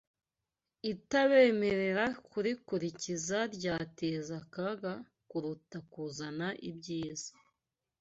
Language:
Kinyarwanda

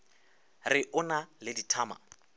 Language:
Northern Sotho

